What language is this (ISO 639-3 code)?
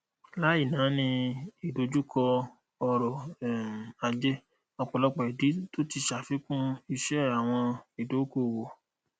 yor